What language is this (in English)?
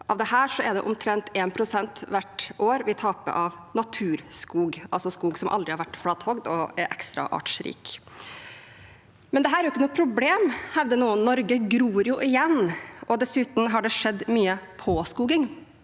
Norwegian